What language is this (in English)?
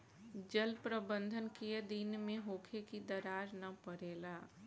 Bhojpuri